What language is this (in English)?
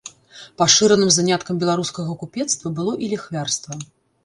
Belarusian